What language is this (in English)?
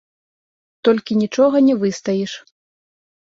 Belarusian